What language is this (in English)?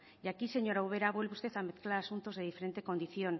Spanish